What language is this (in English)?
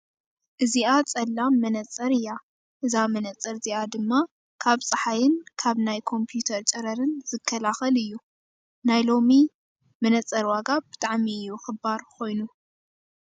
Tigrinya